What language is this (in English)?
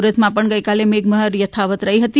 Gujarati